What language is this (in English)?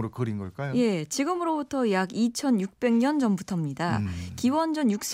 Korean